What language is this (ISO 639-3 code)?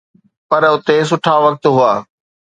snd